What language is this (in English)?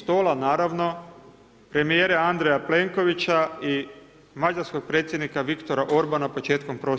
Croatian